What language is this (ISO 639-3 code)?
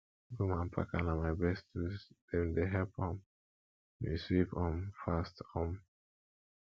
pcm